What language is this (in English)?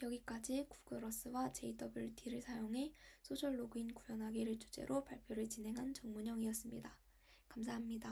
Korean